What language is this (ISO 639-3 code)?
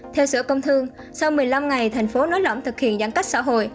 vie